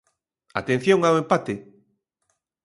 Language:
Galician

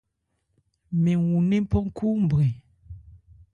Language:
Ebrié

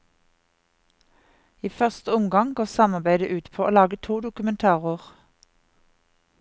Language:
Norwegian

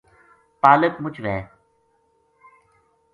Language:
Gujari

